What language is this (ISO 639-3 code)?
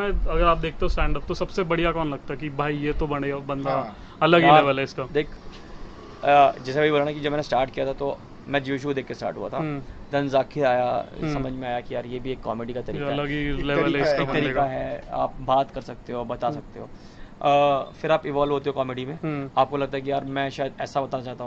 hin